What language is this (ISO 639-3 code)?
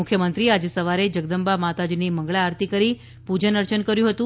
guj